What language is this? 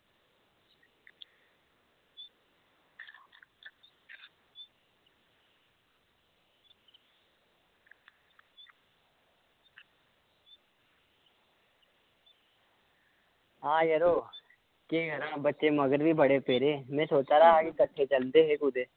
Dogri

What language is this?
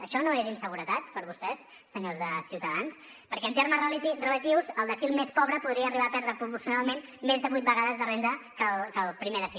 Catalan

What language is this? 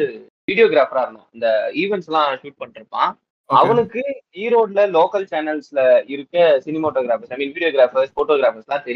Tamil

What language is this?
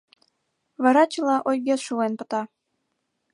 Mari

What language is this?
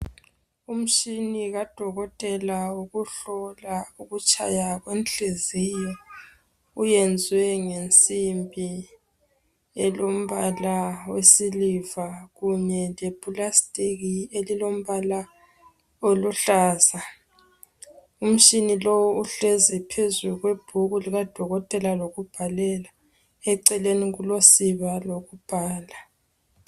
North Ndebele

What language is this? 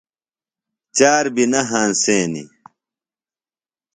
Phalura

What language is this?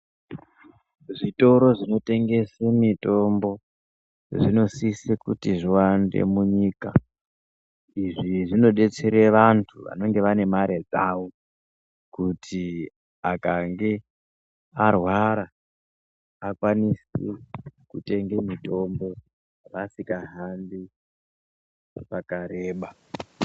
Ndau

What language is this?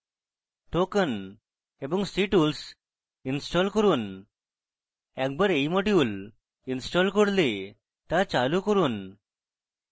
Bangla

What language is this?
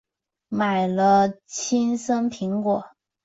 Chinese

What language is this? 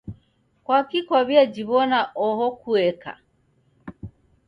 Taita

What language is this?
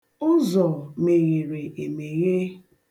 Igbo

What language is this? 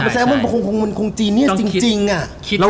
Thai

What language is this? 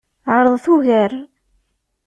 Kabyle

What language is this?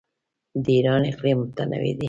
Pashto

